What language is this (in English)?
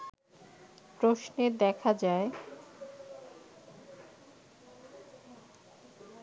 Bangla